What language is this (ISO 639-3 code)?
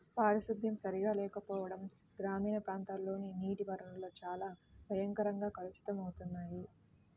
tel